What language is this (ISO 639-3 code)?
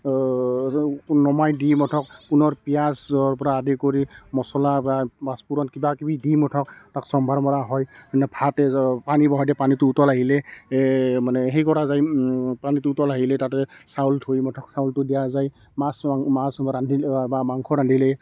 asm